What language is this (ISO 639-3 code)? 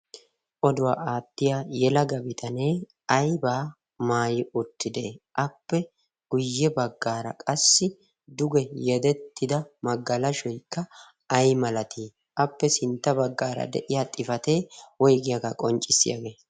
wal